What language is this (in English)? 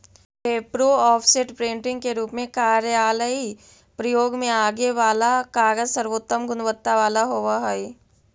Magahi